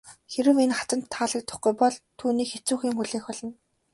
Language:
Mongolian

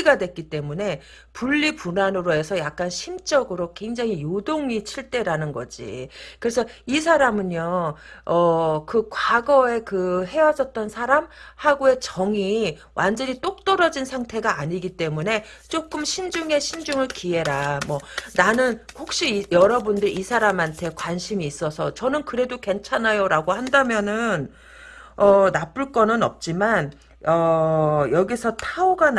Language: Korean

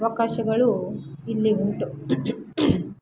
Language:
Kannada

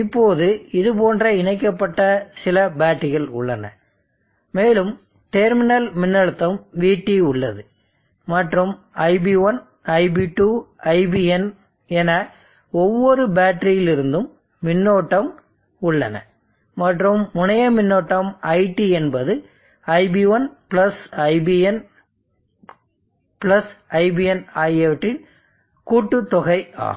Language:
Tamil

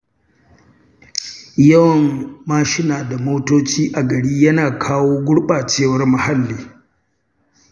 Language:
Hausa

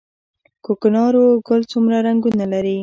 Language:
Pashto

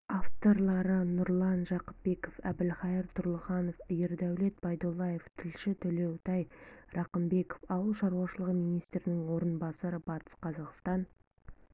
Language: Kazakh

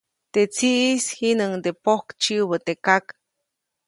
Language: Copainalá Zoque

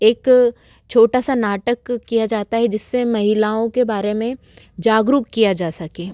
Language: Hindi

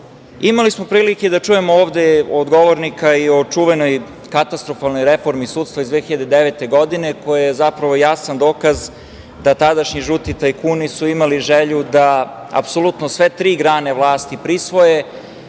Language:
Serbian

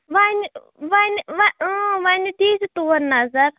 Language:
Kashmiri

